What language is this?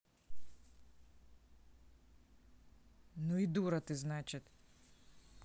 Russian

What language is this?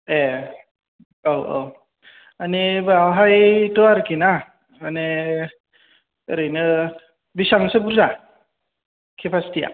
Bodo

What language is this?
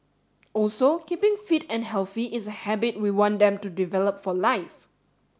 English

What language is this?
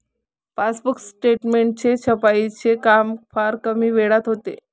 Marathi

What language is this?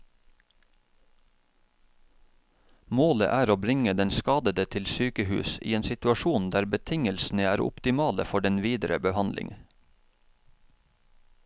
Norwegian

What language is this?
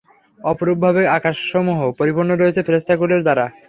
Bangla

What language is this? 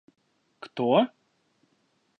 Russian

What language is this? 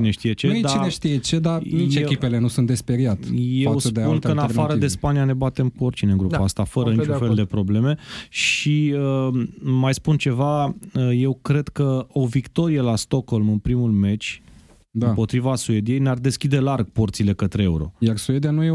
Romanian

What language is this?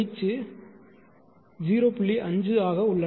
Tamil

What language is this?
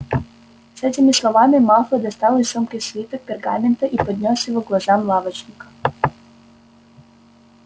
Russian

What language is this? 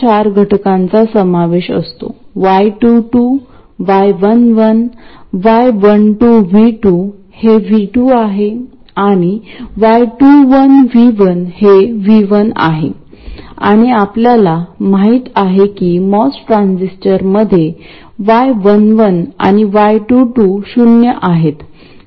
Marathi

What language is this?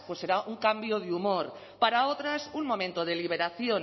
Spanish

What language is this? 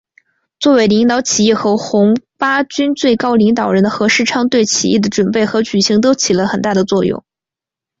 Chinese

